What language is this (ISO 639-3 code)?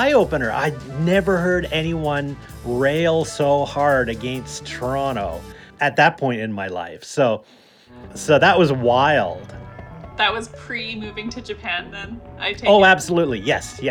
eng